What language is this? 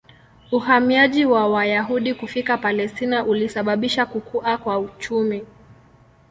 Swahili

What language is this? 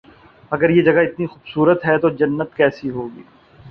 Urdu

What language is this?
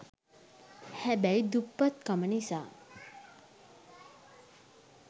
Sinhala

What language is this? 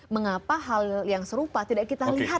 Indonesian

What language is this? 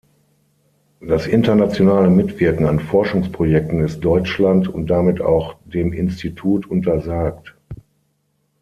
German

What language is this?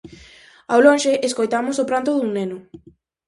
Galician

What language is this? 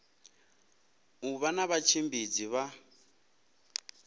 Venda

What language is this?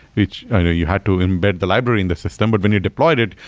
English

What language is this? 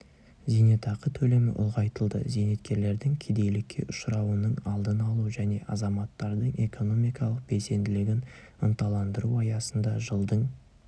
Kazakh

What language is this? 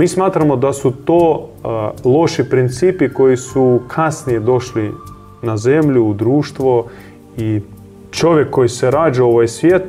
Croatian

